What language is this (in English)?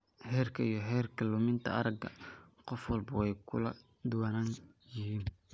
Somali